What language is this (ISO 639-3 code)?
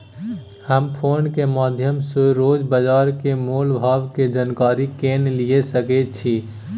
mai